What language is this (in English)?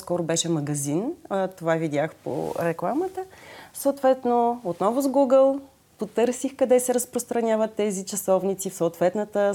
Bulgarian